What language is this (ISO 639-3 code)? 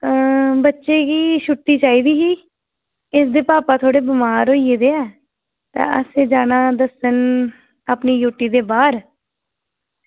doi